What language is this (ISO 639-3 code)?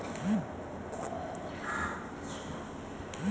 bho